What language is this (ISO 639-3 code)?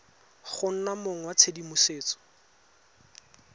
tsn